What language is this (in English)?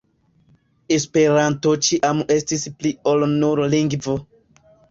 Esperanto